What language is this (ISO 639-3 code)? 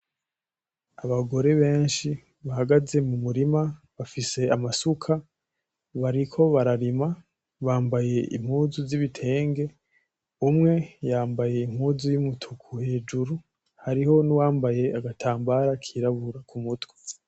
run